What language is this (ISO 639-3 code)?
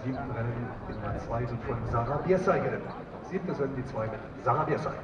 deu